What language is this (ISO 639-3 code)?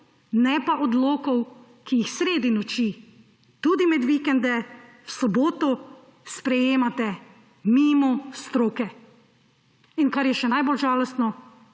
slv